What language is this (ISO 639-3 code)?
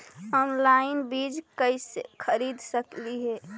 mag